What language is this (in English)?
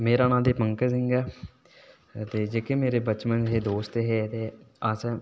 Dogri